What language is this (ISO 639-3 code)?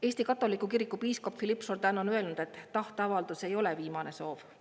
est